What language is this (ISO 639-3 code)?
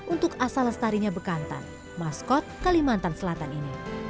ind